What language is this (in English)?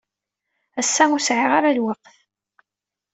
Kabyle